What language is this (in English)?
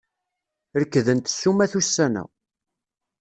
Kabyle